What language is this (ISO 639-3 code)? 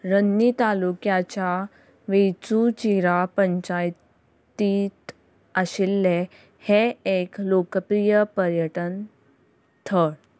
kok